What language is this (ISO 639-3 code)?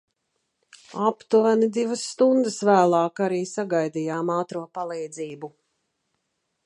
lav